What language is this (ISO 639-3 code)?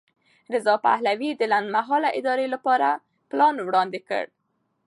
pus